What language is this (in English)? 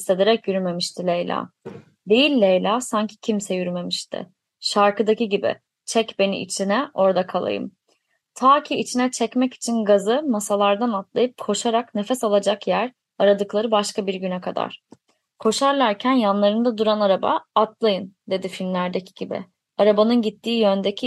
Turkish